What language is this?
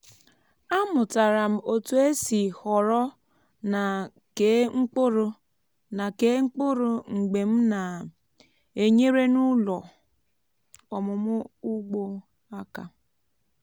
Igbo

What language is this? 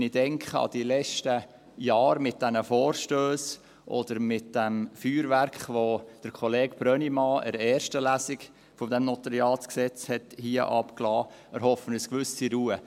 Swiss German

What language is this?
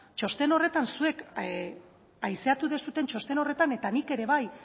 Basque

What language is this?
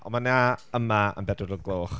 Welsh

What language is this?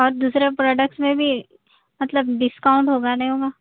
Urdu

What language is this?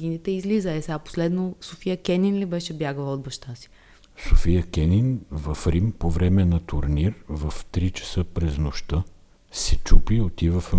Bulgarian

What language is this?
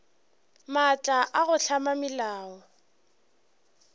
Northern Sotho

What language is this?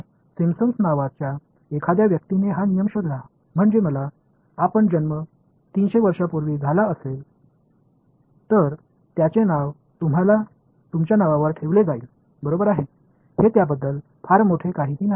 Marathi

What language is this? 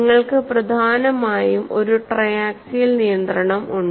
Malayalam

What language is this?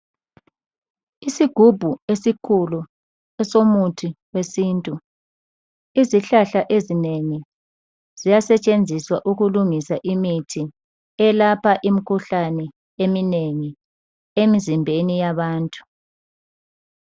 North Ndebele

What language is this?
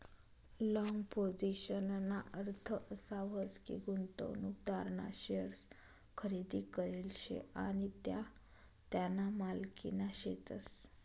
Marathi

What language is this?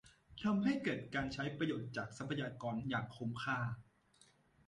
Thai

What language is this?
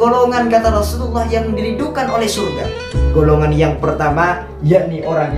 Indonesian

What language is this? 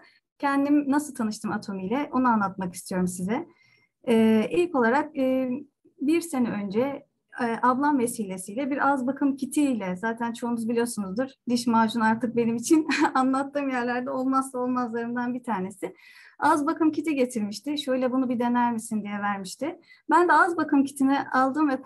Turkish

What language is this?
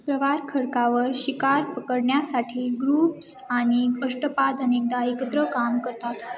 Marathi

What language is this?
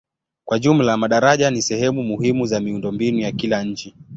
Swahili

